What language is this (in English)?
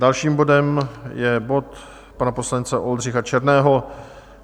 Czech